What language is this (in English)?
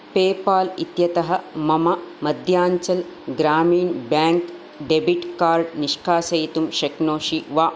Sanskrit